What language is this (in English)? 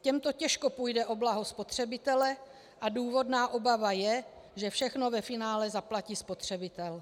Czech